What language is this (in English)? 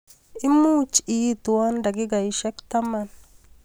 Kalenjin